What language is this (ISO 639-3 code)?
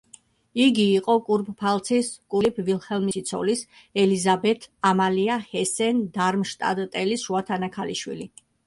kat